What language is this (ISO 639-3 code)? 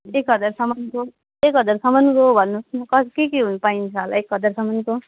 nep